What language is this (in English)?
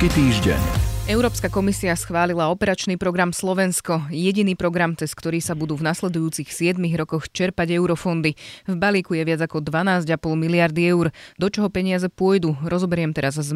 Slovak